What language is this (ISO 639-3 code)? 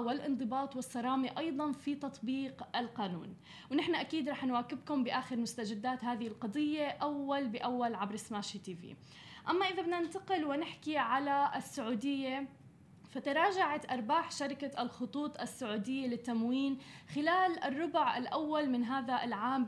ara